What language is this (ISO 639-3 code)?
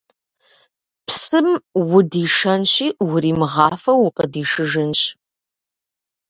kbd